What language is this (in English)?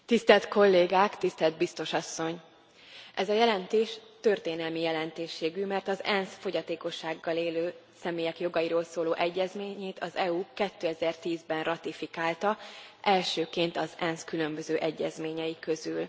Hungarian